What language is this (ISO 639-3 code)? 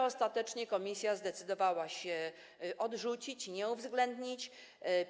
pol